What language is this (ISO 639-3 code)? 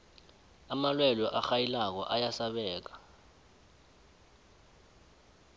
nbl